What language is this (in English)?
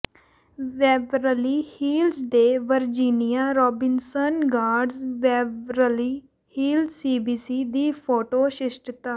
Punjabi